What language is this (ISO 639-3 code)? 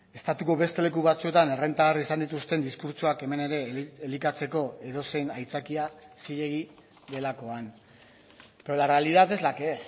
eus